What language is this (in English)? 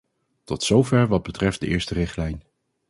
Dutch